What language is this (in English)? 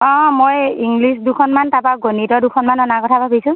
Assamese